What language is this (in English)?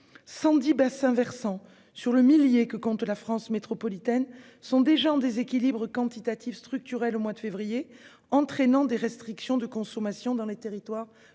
French